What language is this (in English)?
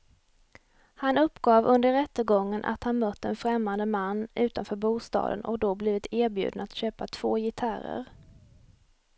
Swedish